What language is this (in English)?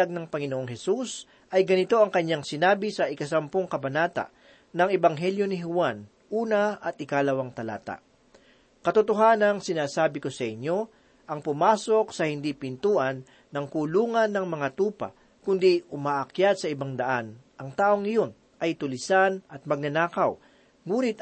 Filipino